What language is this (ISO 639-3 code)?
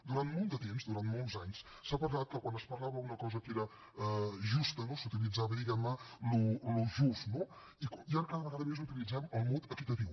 cat